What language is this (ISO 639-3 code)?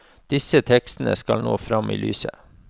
nor